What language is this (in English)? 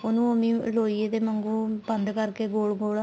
Punjabi